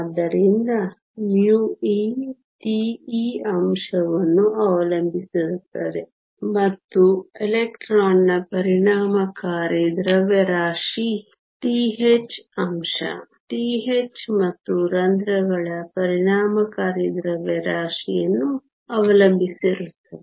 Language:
Kannada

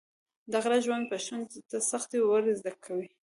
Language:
Pashto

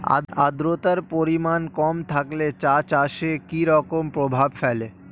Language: Bangla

